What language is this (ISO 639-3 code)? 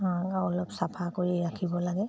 asm